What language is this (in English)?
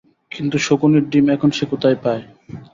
Bangla